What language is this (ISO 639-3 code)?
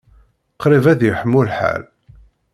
kab